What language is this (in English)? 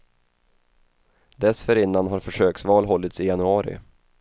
Swedish